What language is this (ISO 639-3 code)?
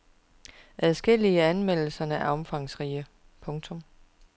dan